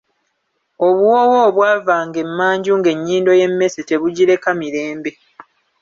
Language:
Ganda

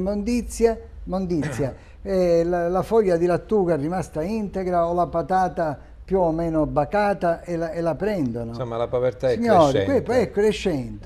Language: Italian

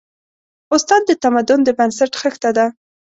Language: Pashto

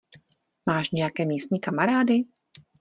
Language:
Czech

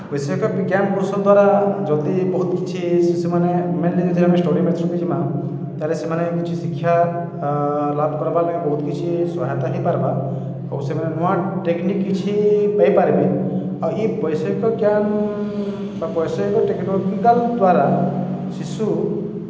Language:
Odia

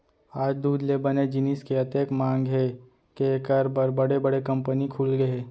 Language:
Chhattisgarhi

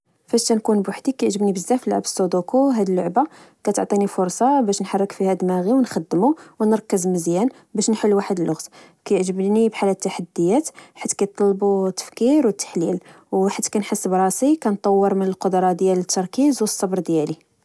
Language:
Moroccan Arabic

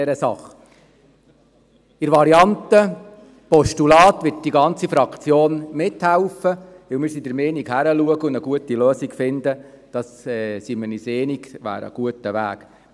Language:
Swiss German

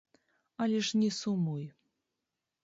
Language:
Belarusian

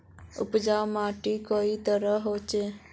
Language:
Magahi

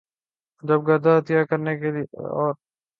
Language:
Urdu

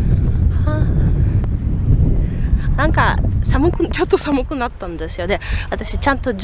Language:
Japanese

